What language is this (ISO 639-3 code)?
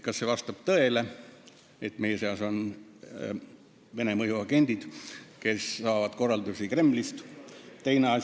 est